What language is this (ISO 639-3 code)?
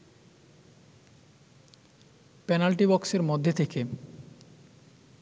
ben